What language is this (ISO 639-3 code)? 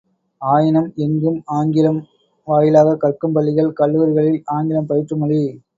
tam